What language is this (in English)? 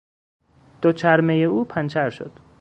Persian